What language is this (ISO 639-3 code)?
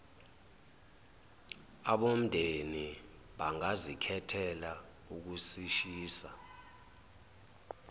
zul